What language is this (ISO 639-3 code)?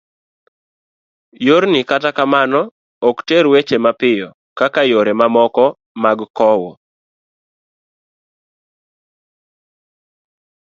luo